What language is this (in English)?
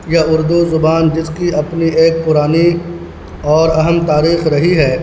Urdu